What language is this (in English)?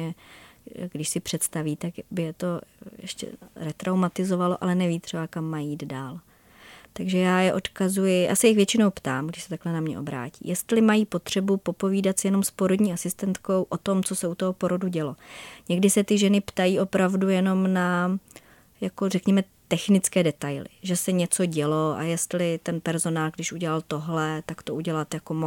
Czech